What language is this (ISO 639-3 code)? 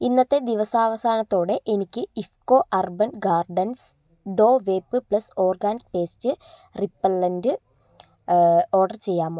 mal